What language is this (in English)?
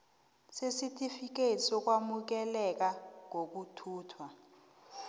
South Ndebele